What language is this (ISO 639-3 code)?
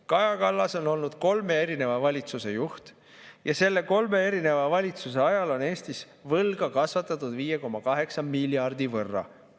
est